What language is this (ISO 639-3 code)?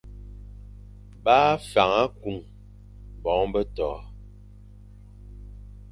fan